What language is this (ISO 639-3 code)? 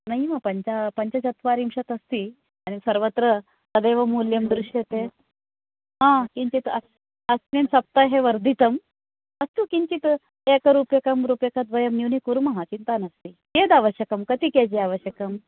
san